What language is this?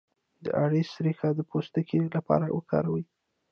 Pashto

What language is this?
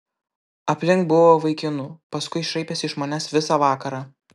Lithuanian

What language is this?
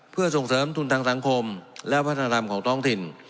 Thai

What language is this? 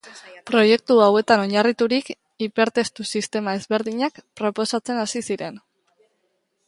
Basque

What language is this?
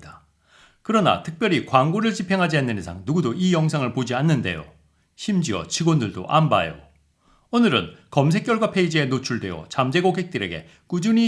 Korean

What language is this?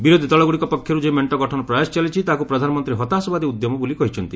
Odia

